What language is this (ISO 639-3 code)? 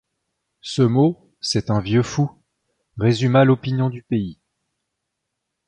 fra